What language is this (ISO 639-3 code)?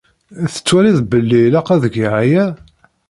kab